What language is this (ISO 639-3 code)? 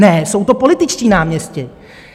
ces